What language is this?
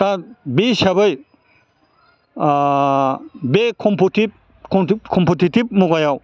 Bodo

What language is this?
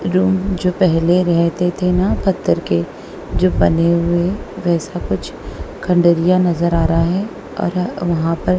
Hindi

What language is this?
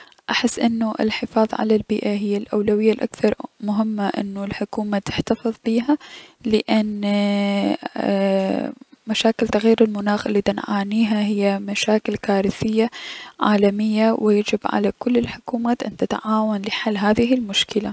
Mesopotamian Arabic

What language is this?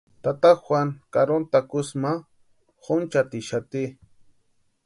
Western Highland Purepecha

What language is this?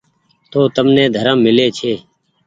Goaria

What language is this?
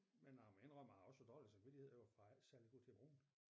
Danish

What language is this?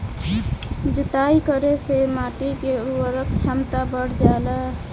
Bhojpuri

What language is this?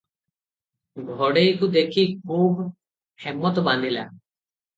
Odia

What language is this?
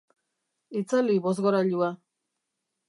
Basque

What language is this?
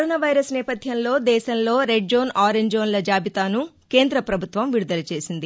Telugu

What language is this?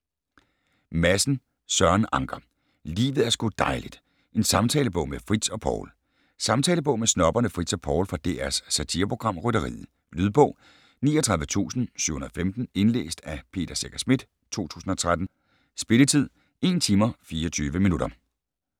Danish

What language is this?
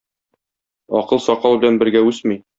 Tatar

